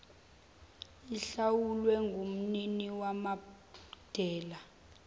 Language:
Zulu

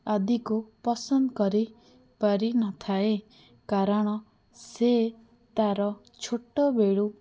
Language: Odia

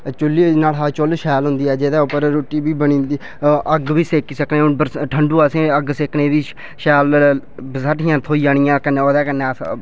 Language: Dogri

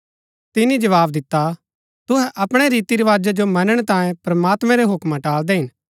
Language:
Gaddi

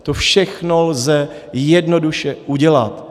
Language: Czech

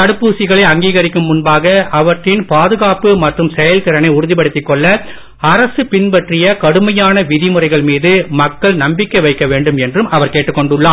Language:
Tamil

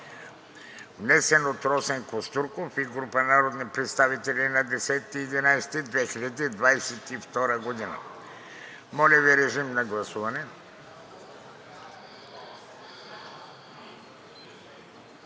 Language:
Bulgarian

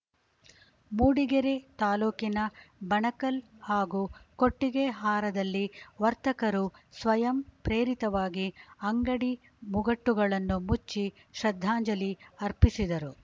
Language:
Kannada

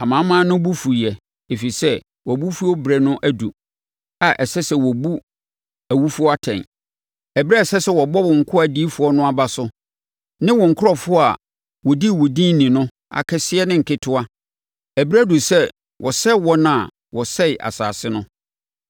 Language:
Akan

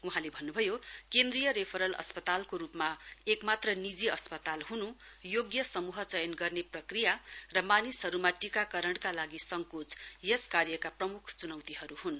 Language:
Nepali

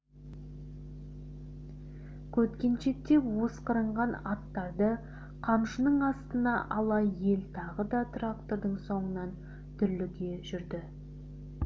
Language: Kazakh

